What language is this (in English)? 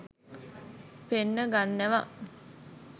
Sinhala